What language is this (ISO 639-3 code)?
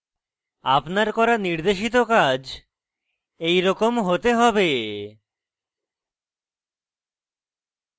ben